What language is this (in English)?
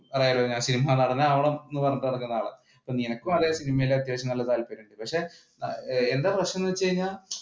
Malayalam